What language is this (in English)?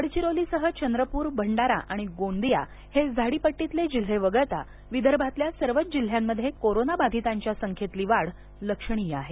Marathi